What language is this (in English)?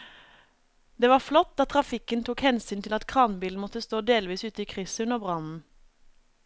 Norwegian